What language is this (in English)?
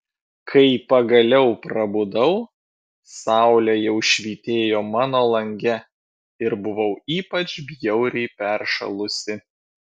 Lithuanian